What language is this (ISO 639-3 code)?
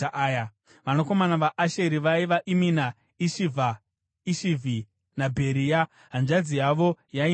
sna